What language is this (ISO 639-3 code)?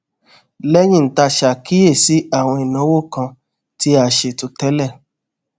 yor